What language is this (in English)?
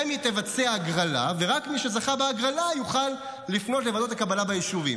Hebrew